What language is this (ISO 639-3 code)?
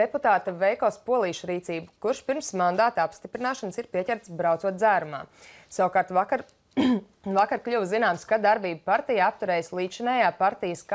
lav